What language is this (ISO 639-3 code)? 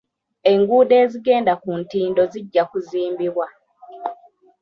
lug